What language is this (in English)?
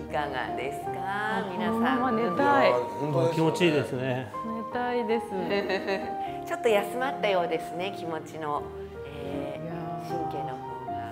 Japanese